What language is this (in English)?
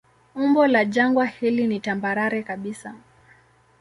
Swahili